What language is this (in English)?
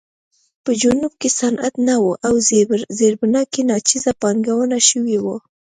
Pashto